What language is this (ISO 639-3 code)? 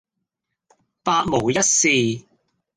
yue